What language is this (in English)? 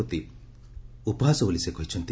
Odia